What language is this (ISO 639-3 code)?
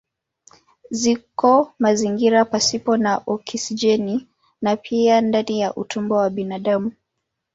swa